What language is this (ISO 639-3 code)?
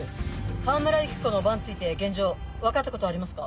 jpn